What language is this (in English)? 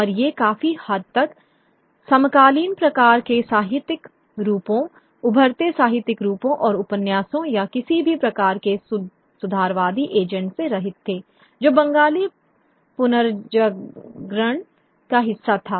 Hindi